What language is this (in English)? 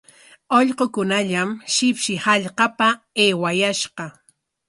Corongo Ancash Quechua